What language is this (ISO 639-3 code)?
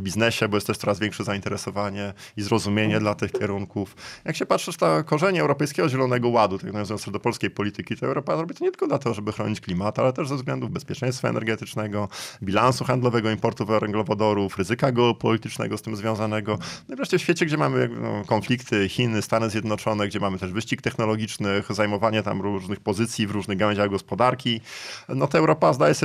pol